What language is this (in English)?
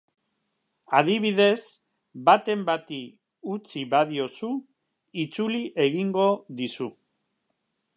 Basque